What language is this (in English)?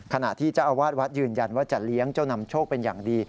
Thai